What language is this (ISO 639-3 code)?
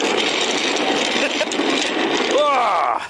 cym